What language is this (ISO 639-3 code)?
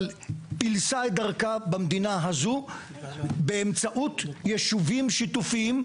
heb